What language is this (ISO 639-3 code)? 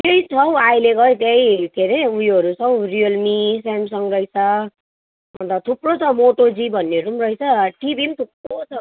nep